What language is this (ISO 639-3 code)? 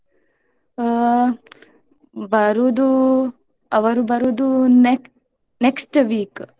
kan